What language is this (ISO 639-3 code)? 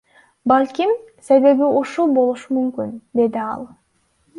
kir